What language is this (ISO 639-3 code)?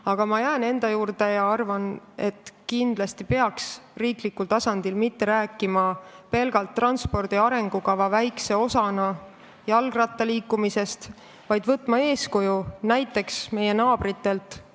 est